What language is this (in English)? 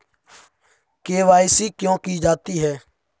Hindi